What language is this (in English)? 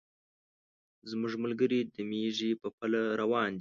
Pashto